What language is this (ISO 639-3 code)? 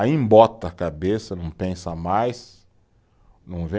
por